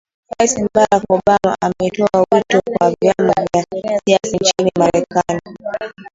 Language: Swahili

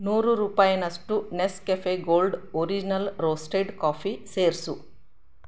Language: Kannada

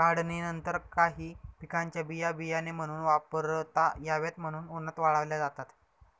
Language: Marathi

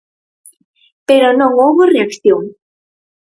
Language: Galician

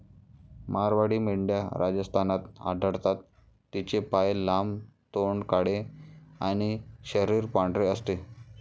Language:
Marathi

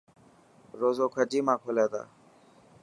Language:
Dhatki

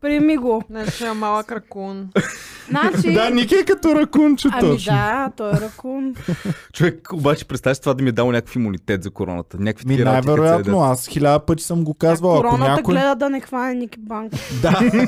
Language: Bulgarian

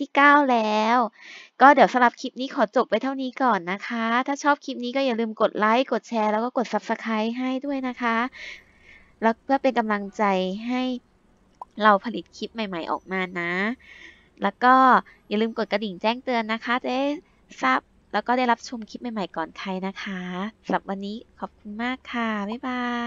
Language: Thai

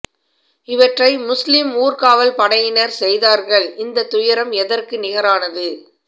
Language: Tamil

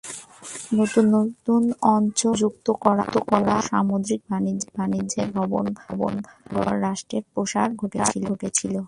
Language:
Bangla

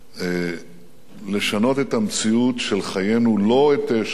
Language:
Hebrew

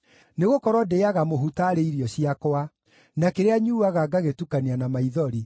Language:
Kikuyu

